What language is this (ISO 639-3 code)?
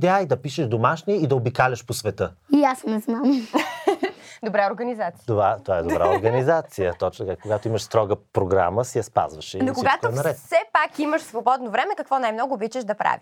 bul